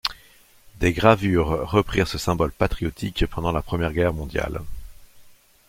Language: French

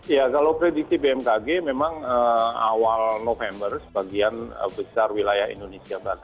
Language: Indonesian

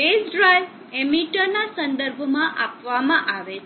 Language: Gujarati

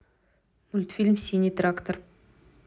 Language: Russian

